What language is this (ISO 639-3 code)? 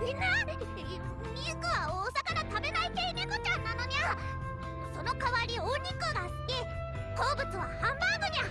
jpn